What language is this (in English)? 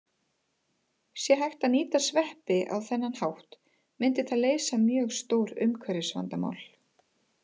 Icelandic